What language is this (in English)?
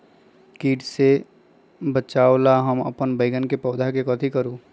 Magahi